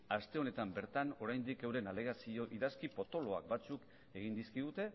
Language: Basque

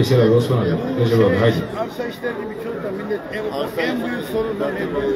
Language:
Turkish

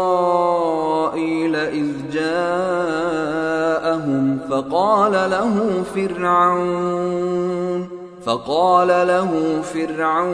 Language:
Arabic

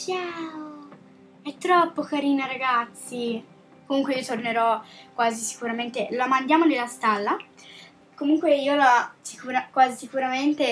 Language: Italian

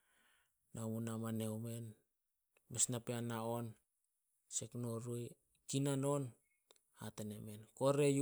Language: Solos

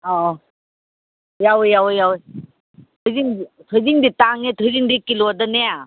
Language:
Manipuri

